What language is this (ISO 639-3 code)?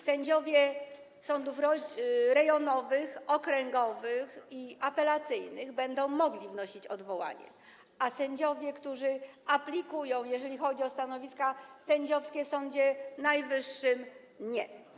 pol